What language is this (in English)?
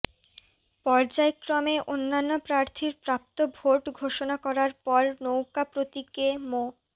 Bangla